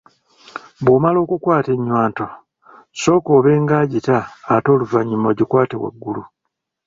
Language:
Ganda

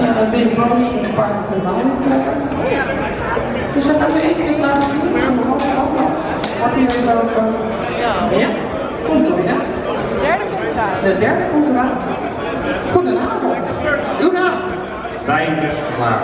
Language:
Dutch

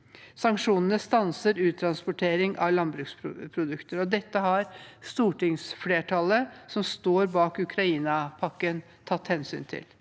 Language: Norwegian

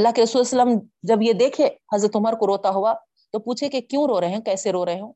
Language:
Urdu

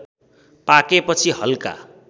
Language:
Nepali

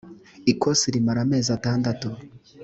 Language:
Kinyarwanda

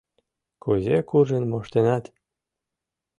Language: Mari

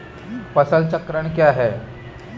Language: Hindi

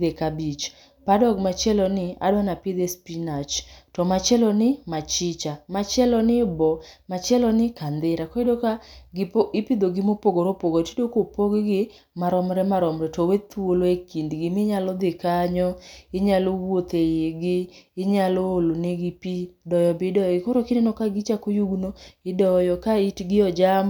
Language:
Luo (Kenya and Tanzania)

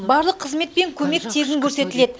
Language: Kazakh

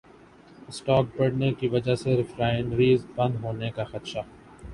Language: Urdu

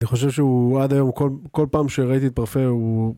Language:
Hebrew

